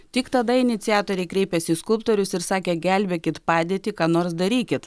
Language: Lithuanian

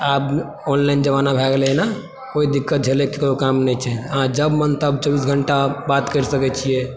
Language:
Maithili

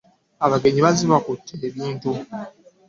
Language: Ganda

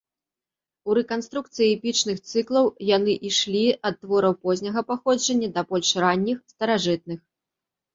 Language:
Belarusian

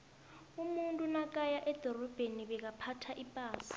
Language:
South Ndebele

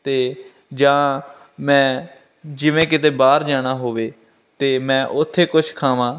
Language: Punjabi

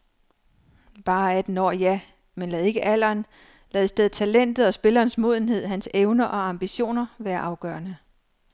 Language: Danish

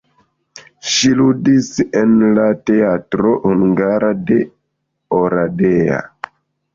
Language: Esperanto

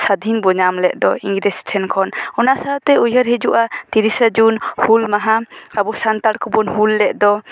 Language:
Santali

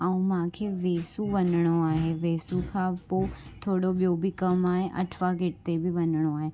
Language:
Sindhi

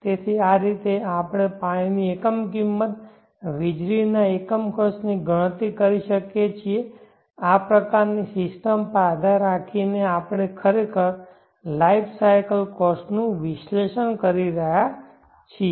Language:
Gujarati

